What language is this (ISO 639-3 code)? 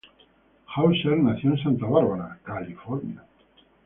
spa